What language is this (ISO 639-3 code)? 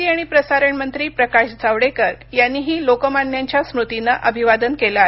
mar